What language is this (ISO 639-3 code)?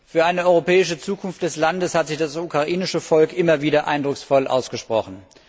deu